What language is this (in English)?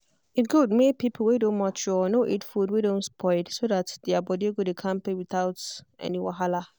Nigerian Pidgin